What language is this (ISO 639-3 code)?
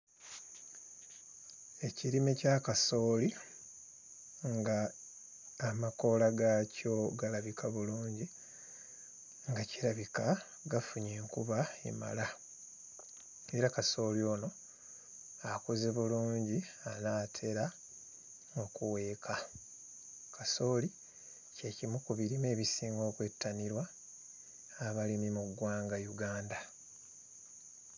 lug